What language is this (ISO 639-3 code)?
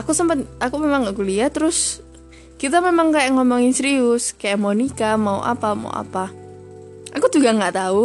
ind